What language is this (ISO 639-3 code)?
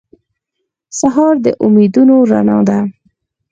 pus